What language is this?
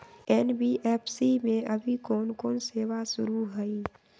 Magahi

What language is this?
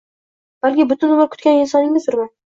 Uzbek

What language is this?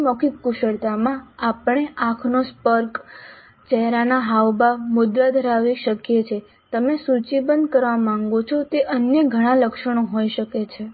Gujarati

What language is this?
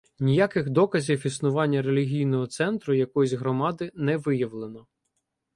Ukrainian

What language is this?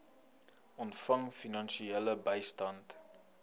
Afrikaans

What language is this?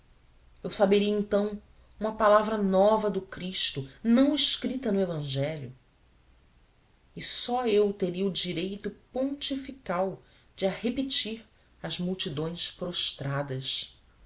Portuguese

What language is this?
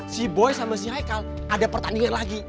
Indonesian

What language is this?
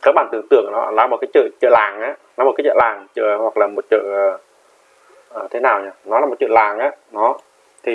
Vietnamese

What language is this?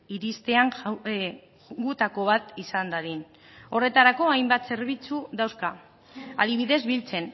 Basque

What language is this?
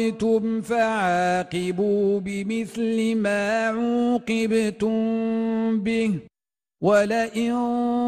Arabic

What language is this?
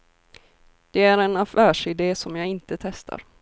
Swedish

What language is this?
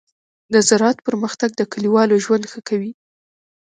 Pashto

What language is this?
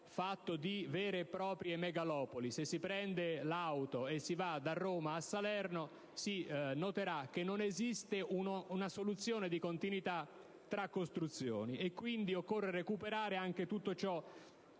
Italian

